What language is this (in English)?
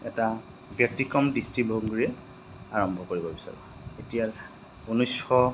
Assamese